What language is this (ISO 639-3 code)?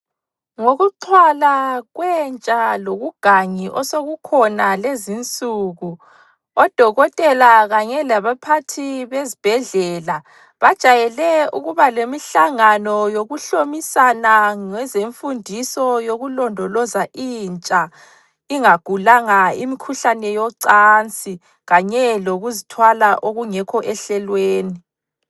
nde